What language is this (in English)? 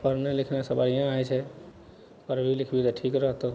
Maithili